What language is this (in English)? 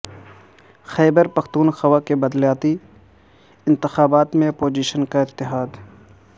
Urdu